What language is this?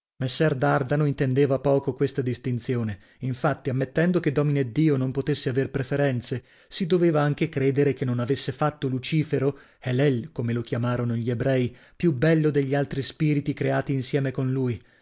Italian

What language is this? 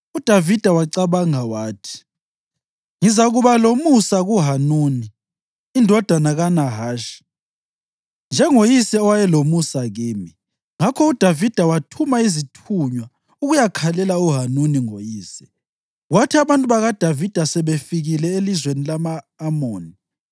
North Ndebele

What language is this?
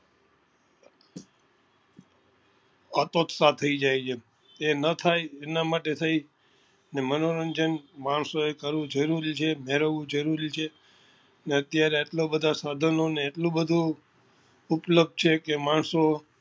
Gujarati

